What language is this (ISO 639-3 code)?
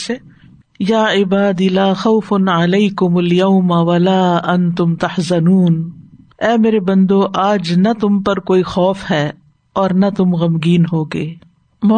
urd